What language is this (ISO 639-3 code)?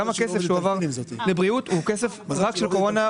heb